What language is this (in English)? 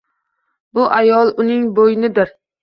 Uzbek